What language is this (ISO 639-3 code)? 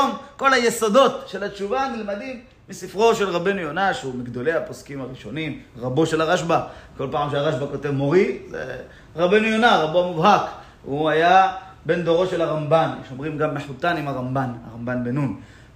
heb